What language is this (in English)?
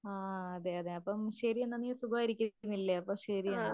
Malayalam